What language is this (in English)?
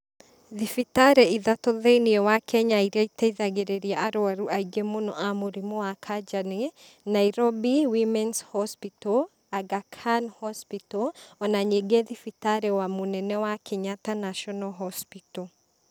Kikuyu